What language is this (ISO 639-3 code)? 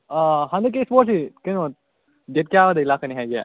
mni